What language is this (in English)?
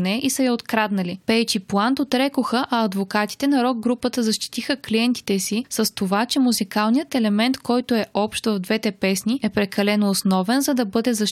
Bulgarian